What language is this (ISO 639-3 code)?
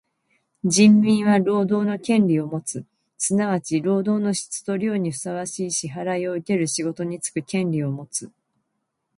jpn